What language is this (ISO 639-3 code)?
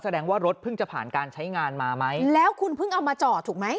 tha